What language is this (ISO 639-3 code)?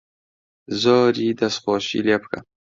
ckb